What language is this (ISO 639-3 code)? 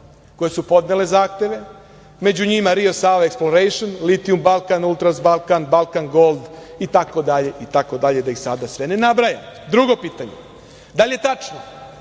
srp